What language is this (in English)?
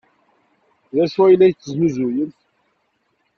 Kabyle